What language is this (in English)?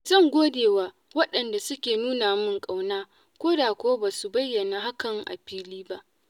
Hausa